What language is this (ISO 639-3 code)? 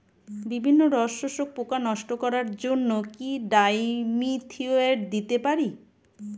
ben